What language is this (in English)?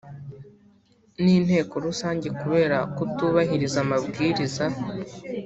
Kinyarwanda